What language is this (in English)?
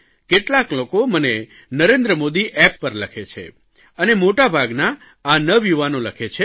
Gujarati